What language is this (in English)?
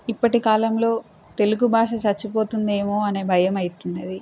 Telugu